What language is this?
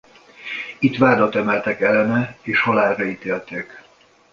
Hungarian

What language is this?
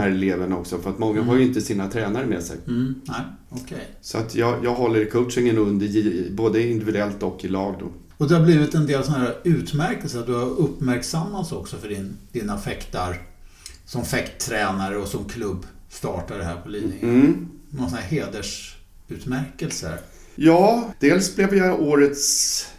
Swedish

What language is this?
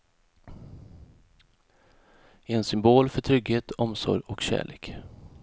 Swedish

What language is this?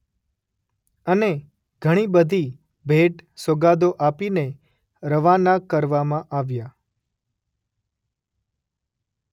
Gujarati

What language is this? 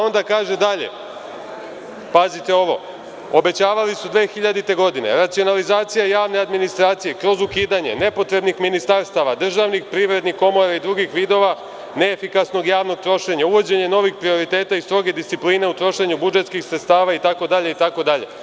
Serbian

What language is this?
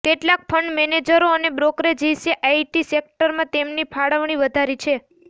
Gujarati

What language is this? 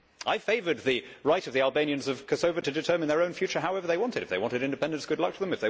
English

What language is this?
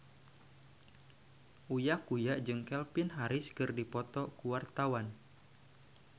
Sundanese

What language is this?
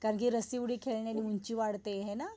Marathi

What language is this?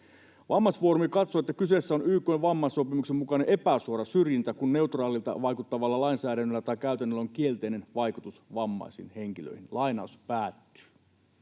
Finnish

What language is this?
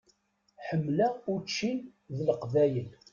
Kabyle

